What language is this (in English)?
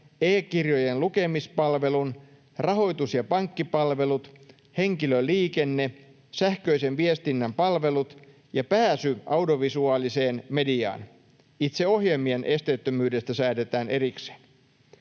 Finnish